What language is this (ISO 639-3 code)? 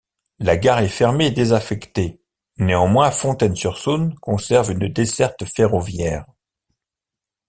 fra